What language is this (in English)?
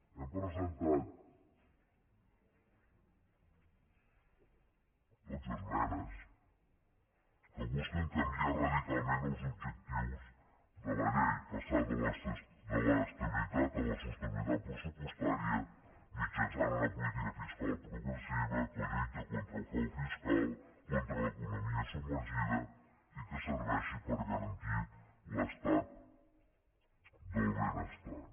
Catalan